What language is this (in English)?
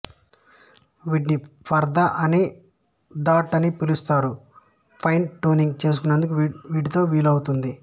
Telugu